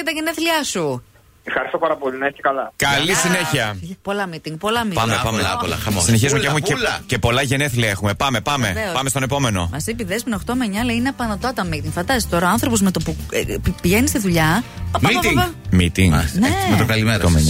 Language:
Greek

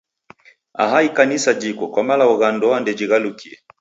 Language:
Taita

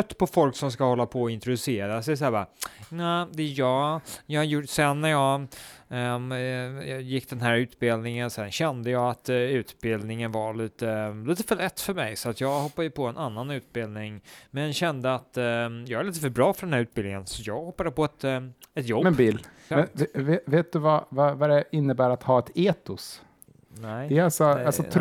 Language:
Swedish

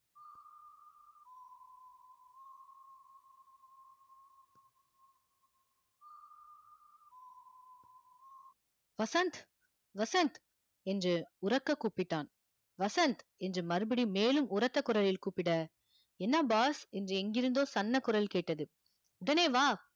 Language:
Tamil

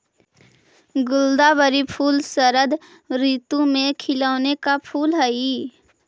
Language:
Magahi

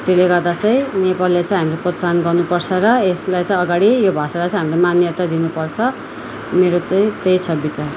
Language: Nepali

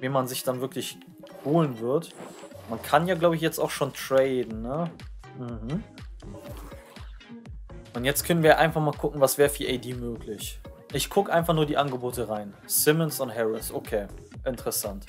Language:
German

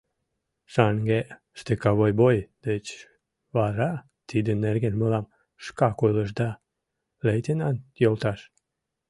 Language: Mari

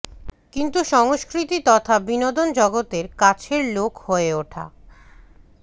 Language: Bangla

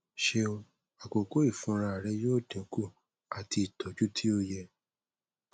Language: Yoruba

